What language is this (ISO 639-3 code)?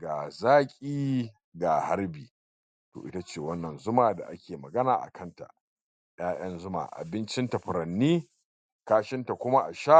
hau